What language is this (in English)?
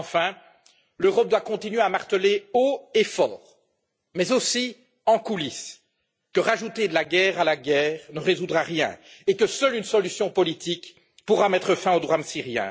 French